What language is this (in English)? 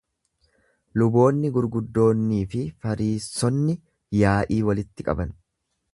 Oromo